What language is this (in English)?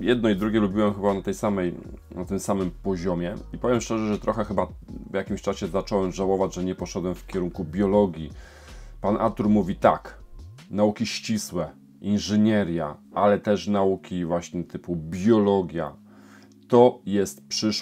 Polish